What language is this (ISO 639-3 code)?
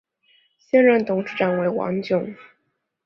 zho